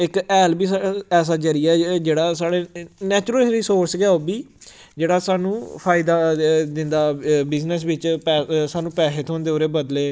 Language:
Dogri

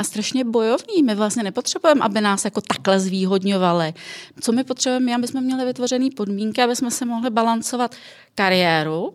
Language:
Czech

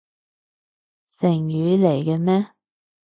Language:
Cantonese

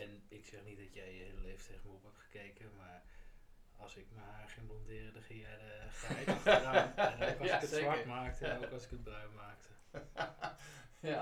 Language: Dutch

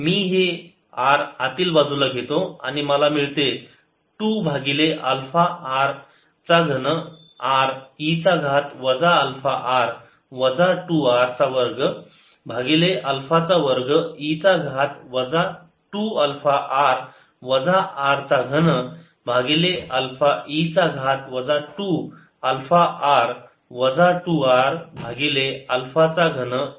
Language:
Marathi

